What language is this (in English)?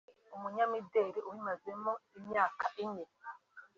Kinyarwanda